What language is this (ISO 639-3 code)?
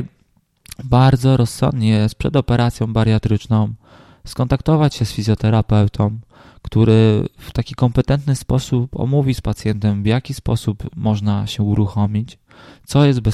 pol